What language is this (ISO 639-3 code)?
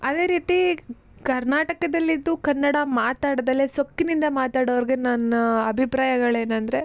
kan